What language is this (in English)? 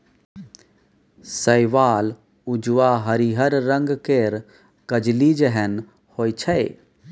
Maithili